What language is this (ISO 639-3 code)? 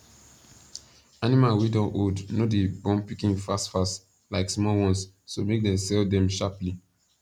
pcm